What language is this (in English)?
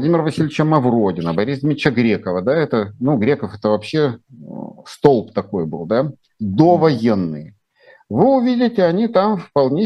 Russian